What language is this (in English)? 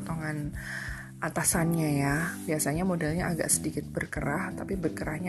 Indonesian